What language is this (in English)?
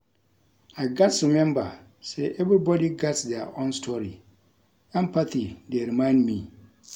Nigerian Pidgin